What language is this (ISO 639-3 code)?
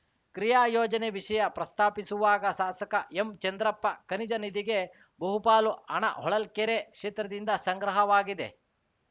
kan